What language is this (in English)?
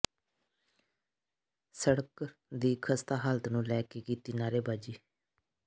Punjabi